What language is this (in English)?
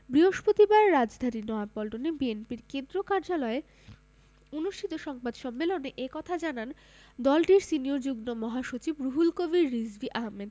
Bangla